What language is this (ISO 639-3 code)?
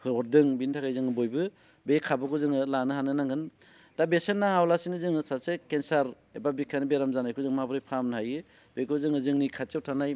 brx